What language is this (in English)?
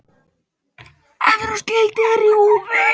Icelandic